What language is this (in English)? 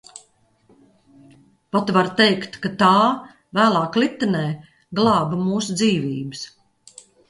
Latvian